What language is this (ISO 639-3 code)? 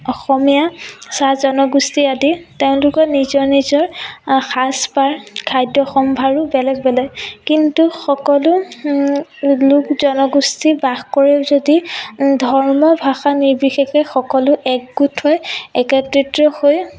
asm